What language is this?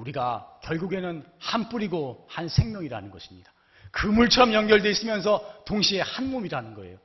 Korean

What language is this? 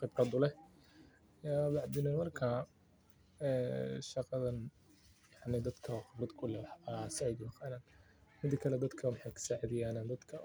Somali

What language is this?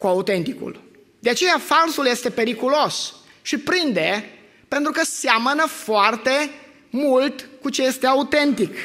Romanian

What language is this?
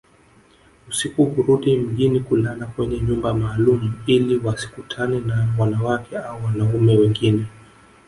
Swahili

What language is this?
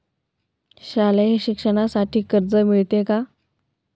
Marathi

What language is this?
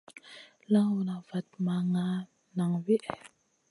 Masana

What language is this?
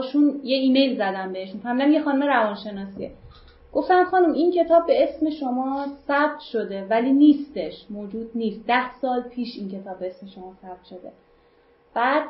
Persian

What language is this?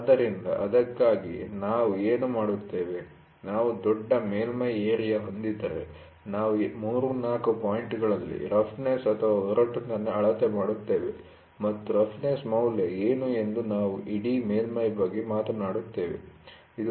Kannada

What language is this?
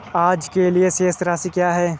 Hindi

